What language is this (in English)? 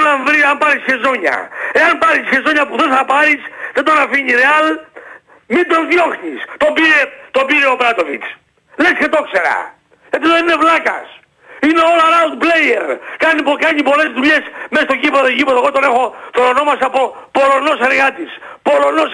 Greek